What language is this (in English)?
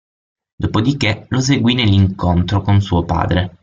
Italian